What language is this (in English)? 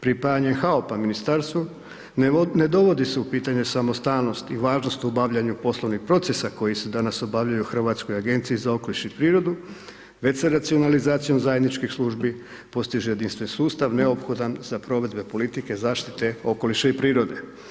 Croatian